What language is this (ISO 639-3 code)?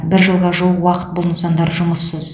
kaz